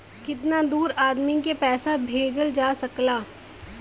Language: Bhojpuri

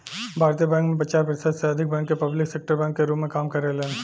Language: Bhojpuri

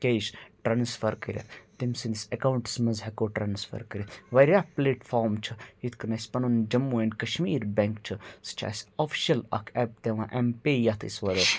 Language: Kashmiri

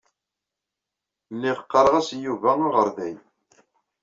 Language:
Kabyle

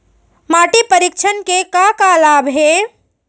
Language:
Chhattisgarhi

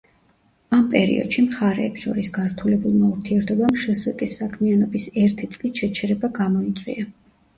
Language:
Georgian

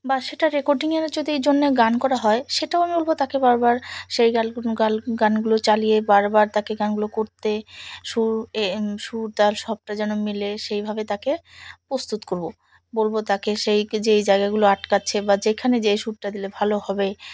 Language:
Bangla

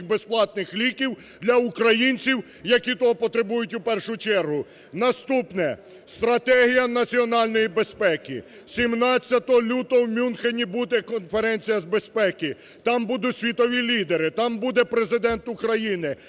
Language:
Ukrainian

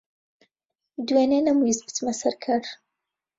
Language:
Central Kurdish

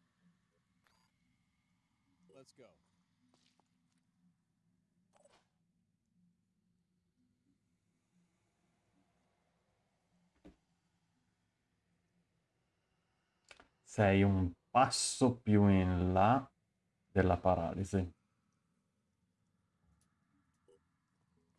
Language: Italian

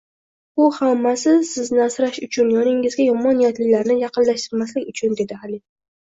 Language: Uzbek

